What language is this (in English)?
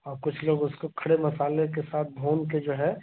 Hindi